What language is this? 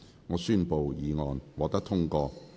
Cantonese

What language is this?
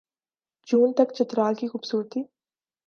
Urdu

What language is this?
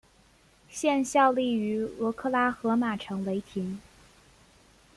Chinese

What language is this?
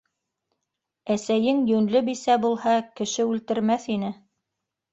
Bashkir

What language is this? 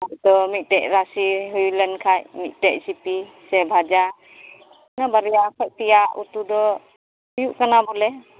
Santali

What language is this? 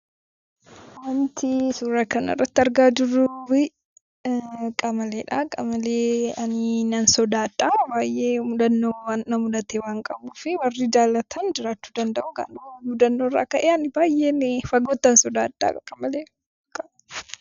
Oromo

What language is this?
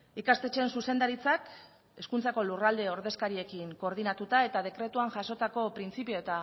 Basque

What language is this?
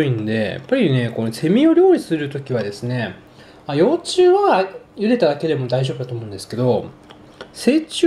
Japanese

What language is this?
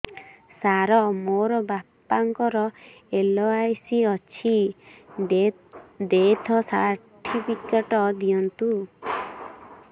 Odia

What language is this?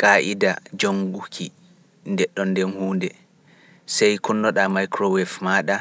Pular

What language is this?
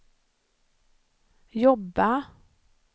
Swedish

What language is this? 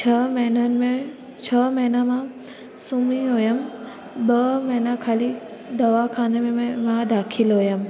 Sindhi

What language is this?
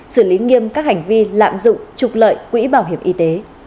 Vietnamese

